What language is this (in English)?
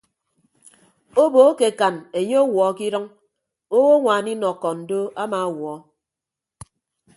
Ibibio